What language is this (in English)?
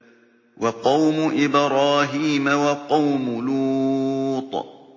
Arabic